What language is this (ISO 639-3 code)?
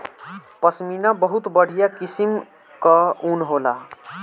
bho